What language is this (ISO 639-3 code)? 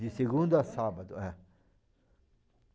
por